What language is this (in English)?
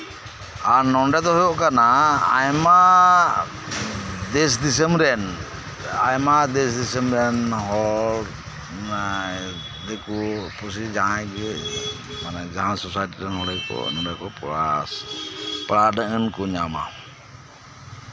Santali